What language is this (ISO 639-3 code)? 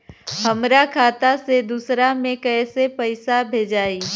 bho